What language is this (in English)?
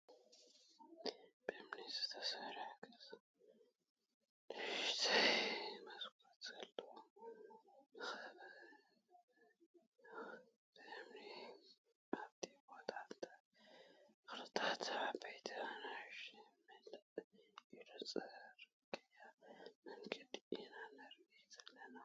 Tigrinya